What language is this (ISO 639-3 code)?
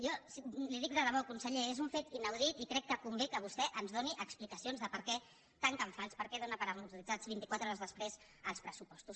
cat